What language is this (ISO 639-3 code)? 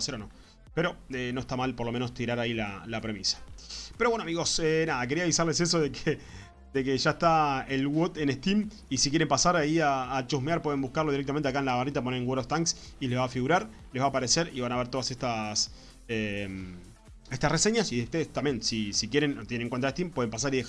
spa